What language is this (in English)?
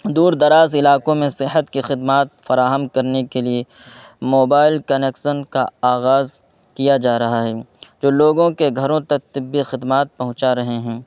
Urdu